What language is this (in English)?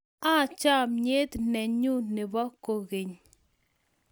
Kalenjin